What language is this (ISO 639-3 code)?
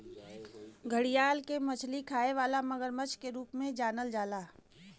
bho